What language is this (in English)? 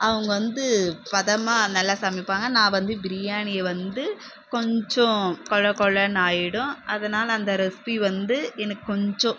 Tamil